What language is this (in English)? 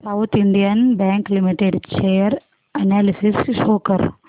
Marathi